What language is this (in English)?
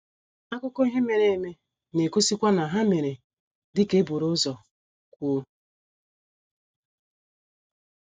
Igbo